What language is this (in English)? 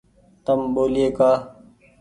Goaria